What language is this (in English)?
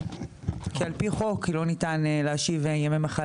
Hebrew